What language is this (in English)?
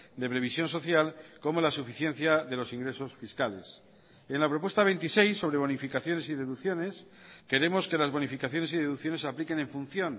Spanish